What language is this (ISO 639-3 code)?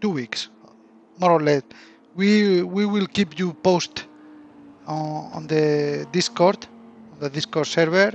spa